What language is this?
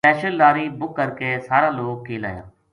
Gujari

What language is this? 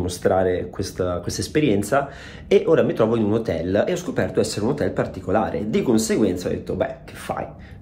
Italian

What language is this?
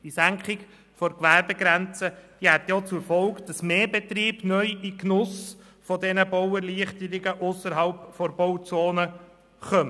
Swiss German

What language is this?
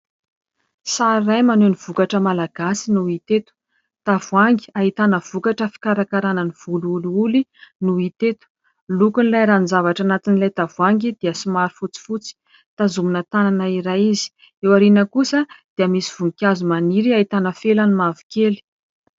Malagasy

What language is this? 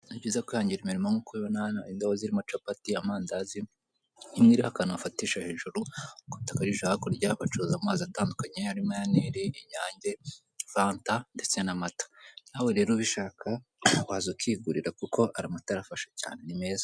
Kinyarwanda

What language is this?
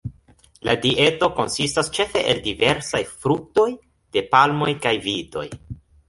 Esperanto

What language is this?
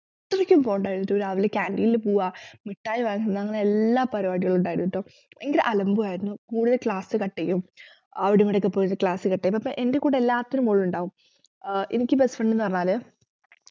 Malayalam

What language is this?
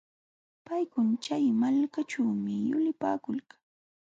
Jauja Wanca Quechua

